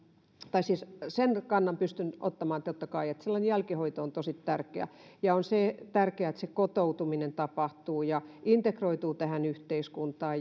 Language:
Finnish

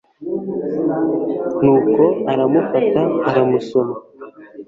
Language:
Kinyarwanda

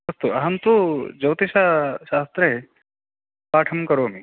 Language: Sanskrit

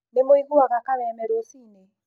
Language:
Kikuyu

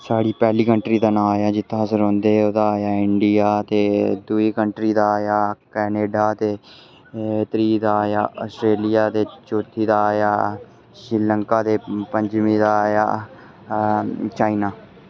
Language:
Dogri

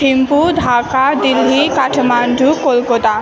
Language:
Nepali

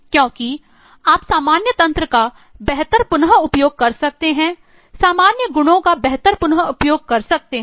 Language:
Hindi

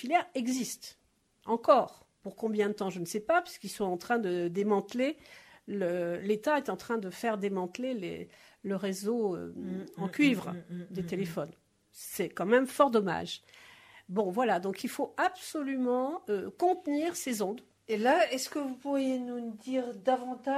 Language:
French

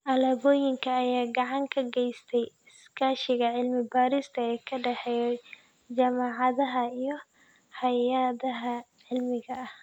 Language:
Somali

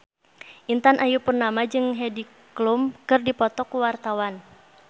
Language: Sundanese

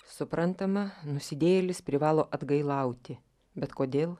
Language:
Lithuanian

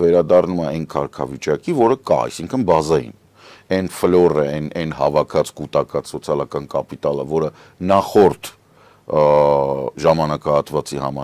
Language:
Romanian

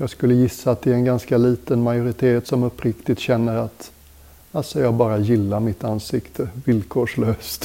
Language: Swedish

